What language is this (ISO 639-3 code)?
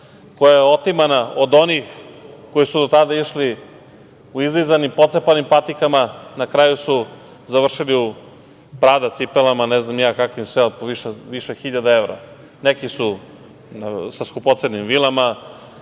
srp